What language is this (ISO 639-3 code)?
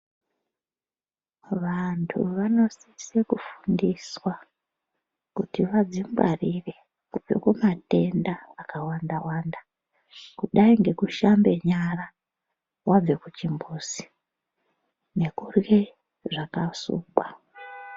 ndc